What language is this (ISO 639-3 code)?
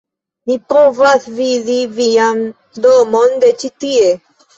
epo